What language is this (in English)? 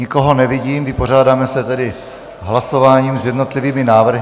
Czech